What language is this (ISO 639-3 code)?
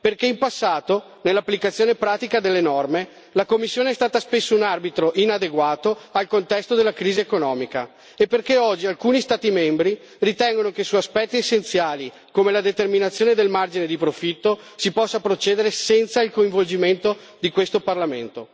ita